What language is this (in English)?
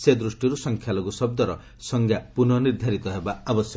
Odia